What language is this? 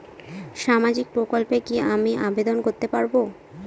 Bangla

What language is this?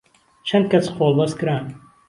Central Kurdish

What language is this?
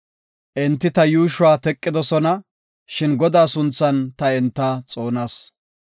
Gofa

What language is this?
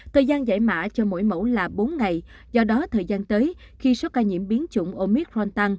Vietnamese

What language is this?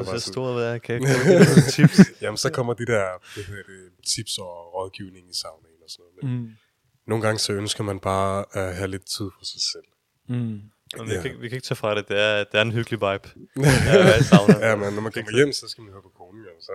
Danish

